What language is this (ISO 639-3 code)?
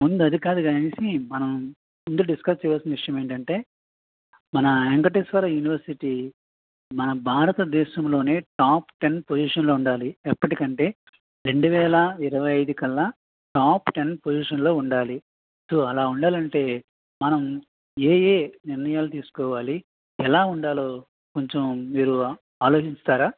tel